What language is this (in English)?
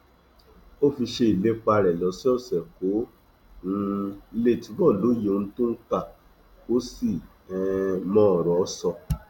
Yoruba